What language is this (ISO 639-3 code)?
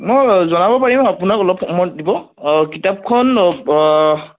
asm